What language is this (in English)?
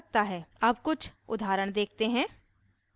Hindi